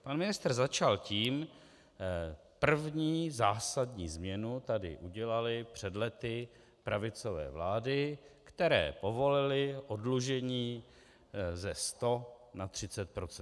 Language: Czech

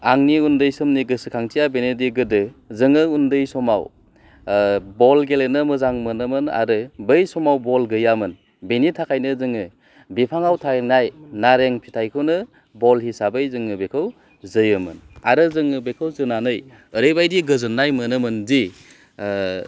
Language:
Bodo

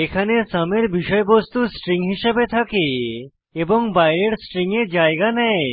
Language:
Bangla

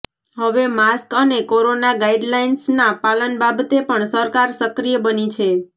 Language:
Gujarati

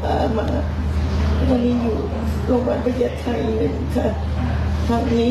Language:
Thai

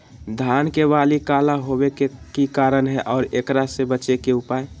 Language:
Magahi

